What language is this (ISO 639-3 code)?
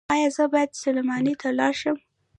pus